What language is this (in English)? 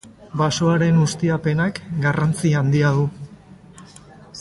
Basque